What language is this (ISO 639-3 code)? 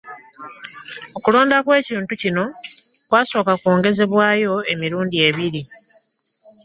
lug